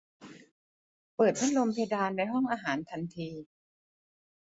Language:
Thai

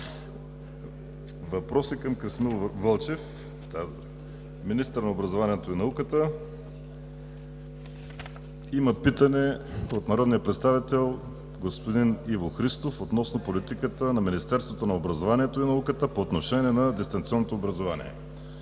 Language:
Bulgarian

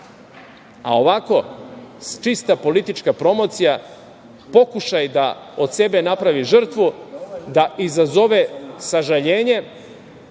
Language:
Serbian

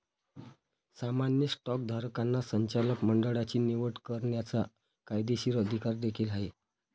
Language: Marathi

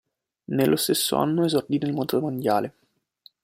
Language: Italian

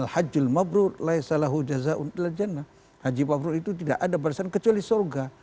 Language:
Indonesian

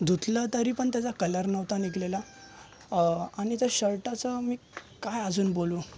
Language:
Marathi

